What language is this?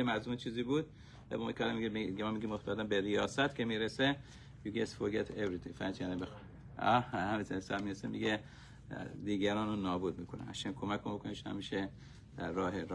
Persian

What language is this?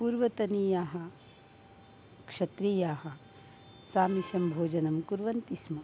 Sanskrit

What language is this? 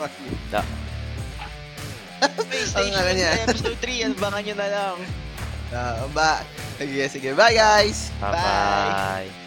Filipino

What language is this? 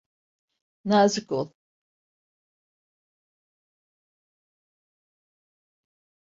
Turkish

